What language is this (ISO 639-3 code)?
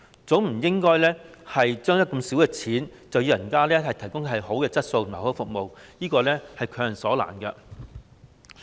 yue